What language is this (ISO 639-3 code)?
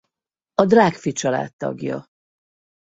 hun